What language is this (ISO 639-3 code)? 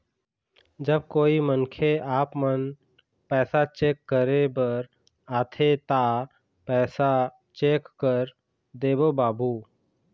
hne